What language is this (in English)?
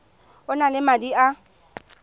Tswana